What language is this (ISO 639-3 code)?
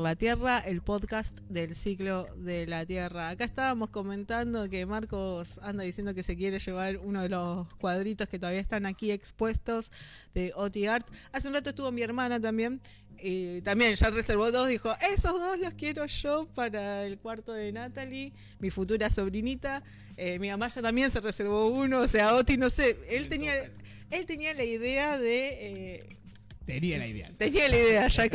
spa